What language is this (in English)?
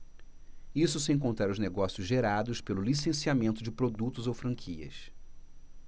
Portuguese